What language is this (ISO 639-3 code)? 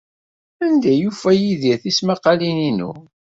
kab